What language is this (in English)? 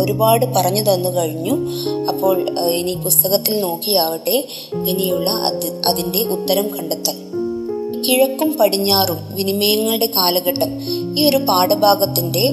Malayalam